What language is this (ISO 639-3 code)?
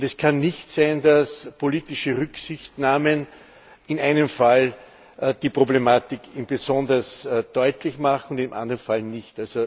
deu